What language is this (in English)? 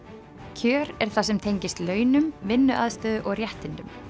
Icelandic